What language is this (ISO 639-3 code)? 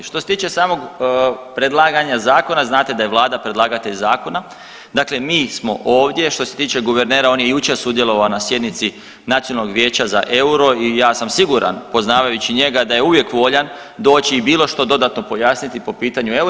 hrv